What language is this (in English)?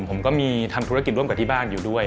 Thai